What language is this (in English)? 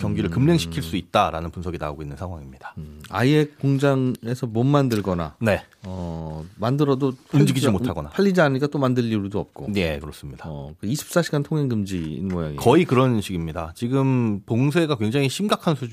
Korean